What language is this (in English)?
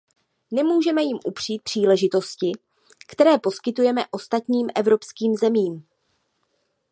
Czech